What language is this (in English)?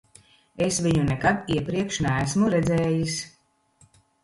Latvian